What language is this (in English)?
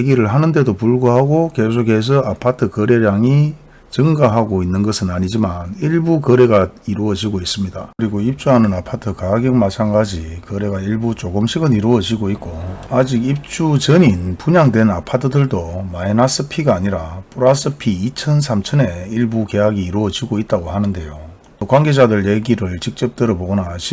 Korean